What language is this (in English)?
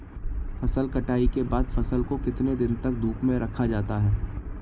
Hindi